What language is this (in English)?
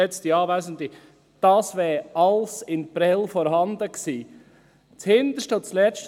Swiss German